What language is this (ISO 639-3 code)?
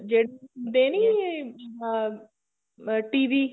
pan